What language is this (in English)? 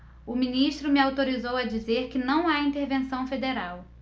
Portuguese